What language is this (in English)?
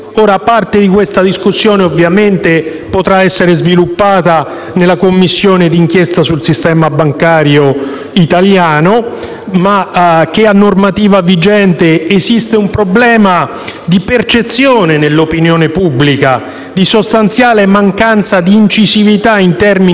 Italian